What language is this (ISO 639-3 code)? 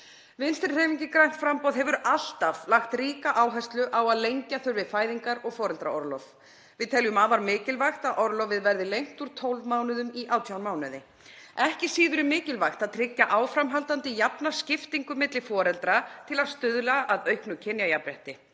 isl